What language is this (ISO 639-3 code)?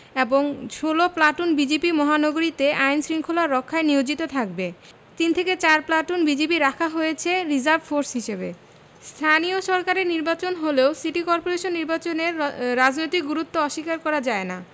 ben